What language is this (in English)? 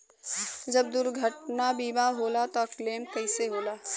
Bhojpuri